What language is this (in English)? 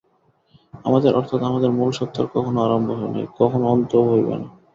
Bangla